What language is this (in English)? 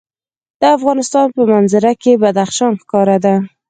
Pashto